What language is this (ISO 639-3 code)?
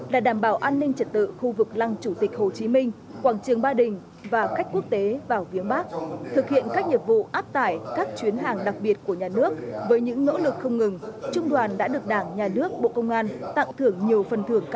vie